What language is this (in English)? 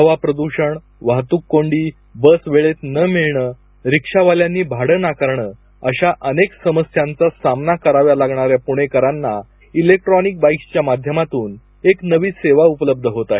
Marathi